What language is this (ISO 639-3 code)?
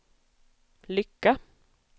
swe